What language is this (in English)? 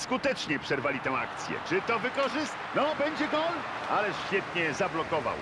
Polish